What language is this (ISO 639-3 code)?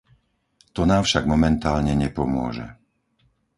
slk